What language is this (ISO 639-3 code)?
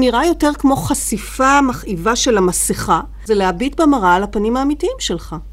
heb